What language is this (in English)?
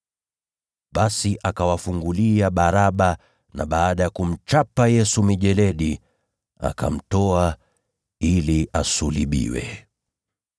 Swahili